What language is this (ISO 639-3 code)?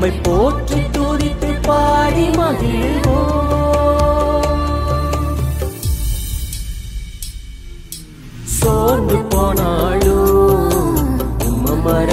urd